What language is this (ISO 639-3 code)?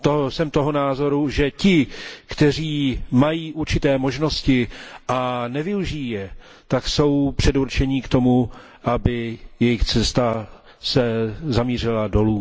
ces